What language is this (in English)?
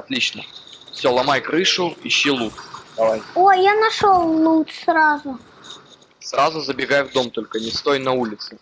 Russian